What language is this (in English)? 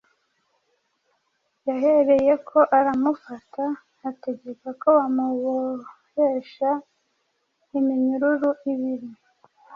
Kinyarwanda